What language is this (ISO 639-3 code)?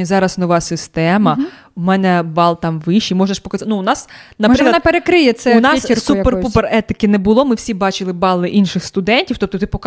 ukr